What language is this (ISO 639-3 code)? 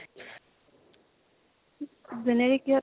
asm